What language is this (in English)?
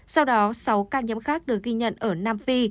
Vietnamese